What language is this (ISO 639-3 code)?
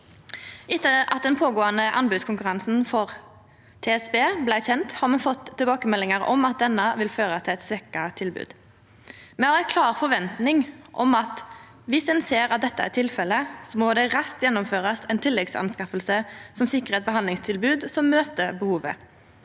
nor